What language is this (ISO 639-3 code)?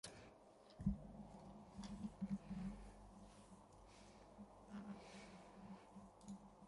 ces